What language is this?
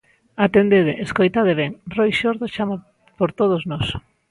Galician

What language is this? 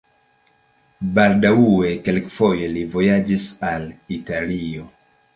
Esperanto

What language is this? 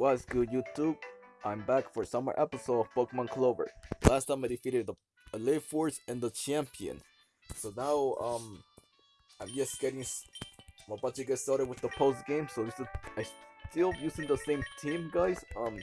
English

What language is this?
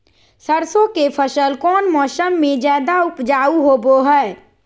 Magahi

